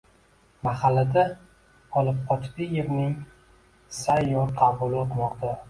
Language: Uzbek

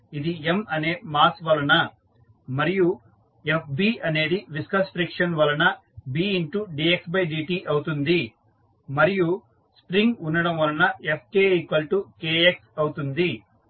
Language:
Telugu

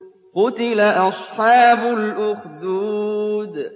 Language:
Arabic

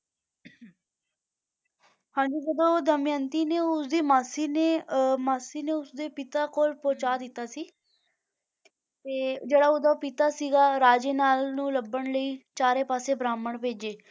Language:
Punjabi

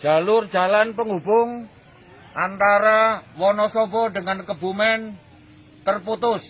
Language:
Indonesian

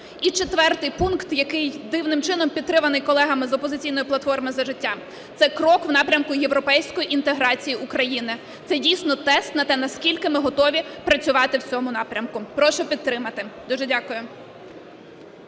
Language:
Ukrainian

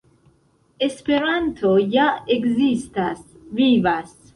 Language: Esperanto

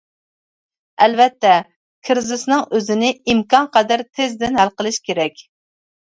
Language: Uyghur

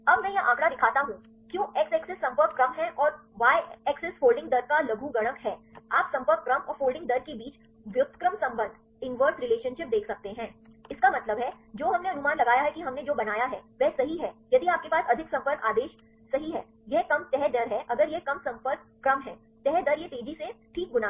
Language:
Hindi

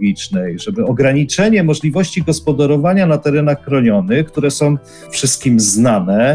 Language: Polish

